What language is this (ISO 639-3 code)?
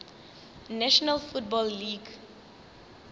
nso